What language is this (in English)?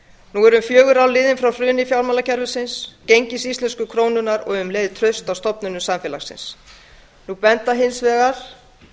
Icelandic